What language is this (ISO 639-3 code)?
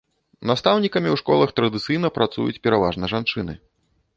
bel